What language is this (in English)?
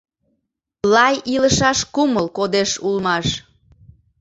Mari